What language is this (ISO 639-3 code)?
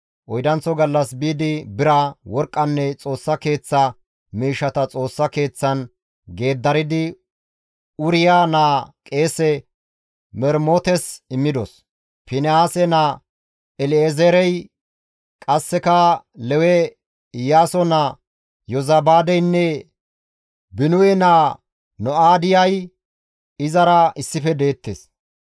gmv